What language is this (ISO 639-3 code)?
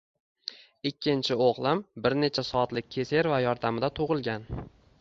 uzb